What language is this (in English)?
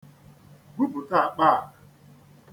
Igbo